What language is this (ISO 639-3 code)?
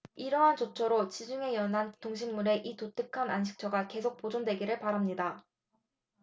kor